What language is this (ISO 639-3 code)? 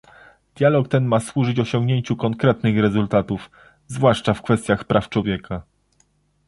pol